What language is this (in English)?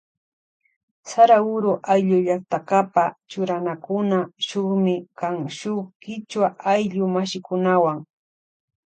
Loja Highland Quichua